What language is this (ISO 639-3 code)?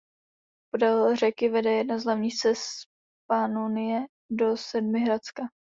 ces